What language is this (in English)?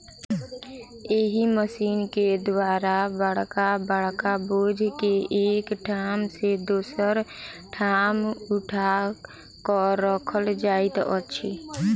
Maithili